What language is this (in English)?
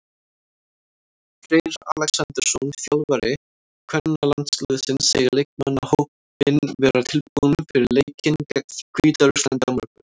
Icelandic